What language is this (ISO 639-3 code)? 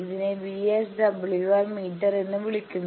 mal